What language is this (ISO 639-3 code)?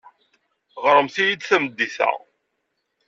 kab